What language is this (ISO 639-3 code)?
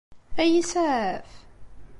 kab